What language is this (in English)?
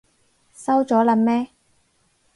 Cantonese